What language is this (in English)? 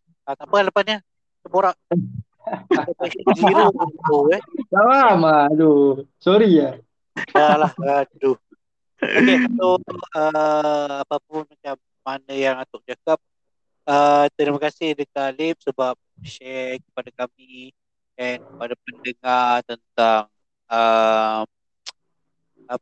Malay